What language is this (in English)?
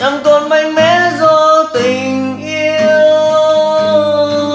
Vietnamese